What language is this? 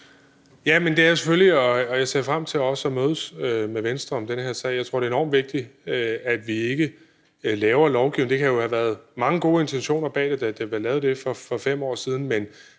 Danish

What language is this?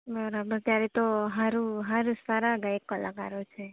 Gujarati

